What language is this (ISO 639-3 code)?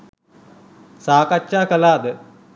sin